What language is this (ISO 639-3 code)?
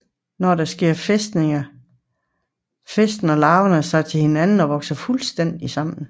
dan